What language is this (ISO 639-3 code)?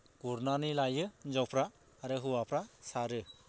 brx